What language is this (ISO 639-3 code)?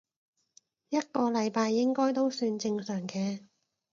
yue